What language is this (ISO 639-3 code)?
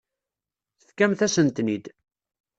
kab